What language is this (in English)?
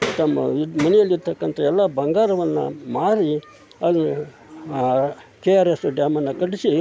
Kannada